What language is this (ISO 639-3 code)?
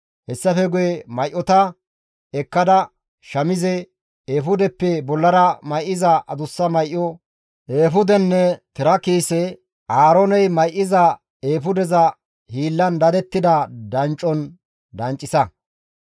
gmv